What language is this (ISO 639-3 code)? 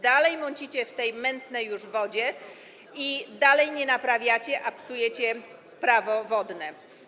pol